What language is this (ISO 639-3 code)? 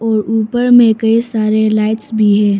hin